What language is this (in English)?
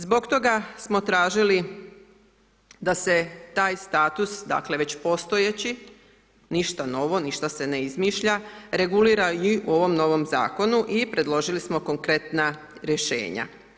Croatian